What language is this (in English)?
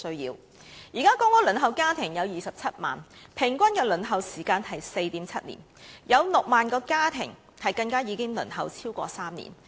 Cantonese